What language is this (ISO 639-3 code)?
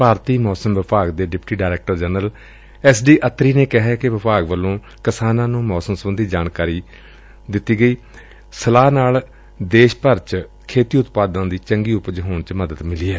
pan